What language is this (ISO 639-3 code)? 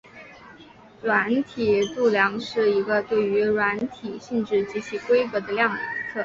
zho